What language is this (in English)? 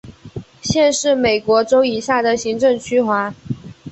Chinese